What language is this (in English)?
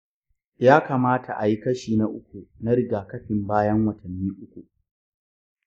Hausa